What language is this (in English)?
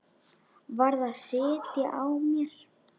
Icelandic